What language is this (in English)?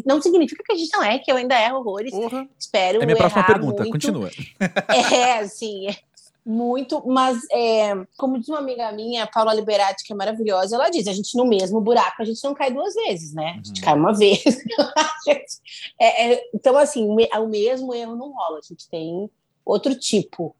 Portuguese